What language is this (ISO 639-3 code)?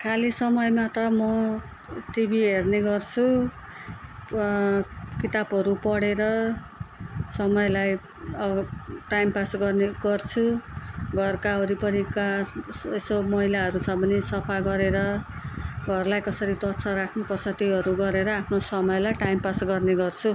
nep